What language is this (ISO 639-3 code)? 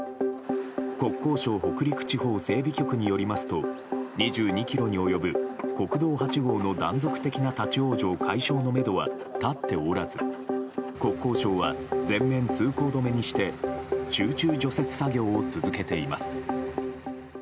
jpn